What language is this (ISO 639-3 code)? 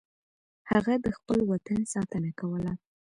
pus